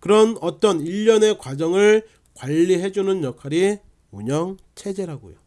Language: Korean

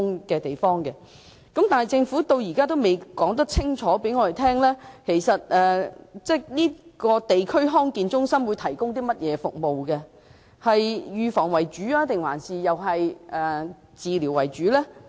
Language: Cantonese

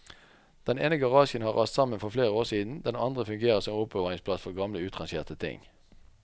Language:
Norwegian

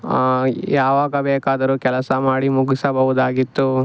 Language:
Kannada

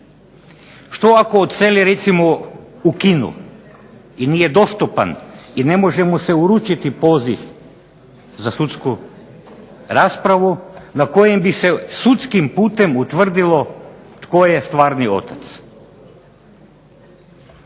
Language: Croatian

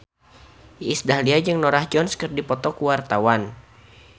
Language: Sundanese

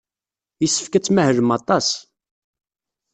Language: Kabyle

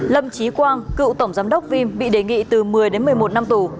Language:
Vietnamese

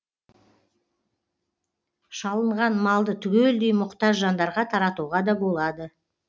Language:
Kazakh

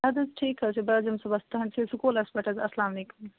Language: Kashmiri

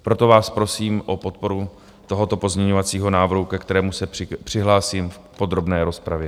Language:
Czech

